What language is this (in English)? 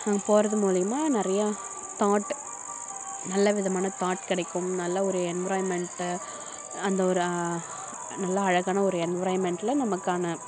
Tamil